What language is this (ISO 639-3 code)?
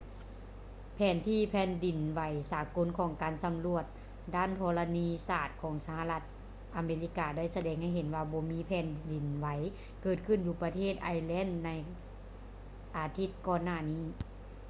lao